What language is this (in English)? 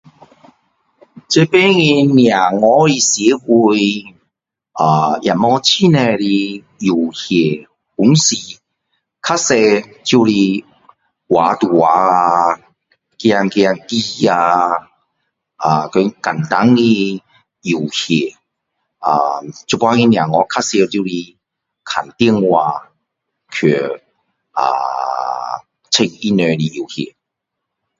Min Dong Chinese